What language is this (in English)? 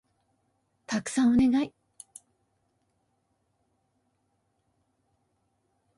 Japanese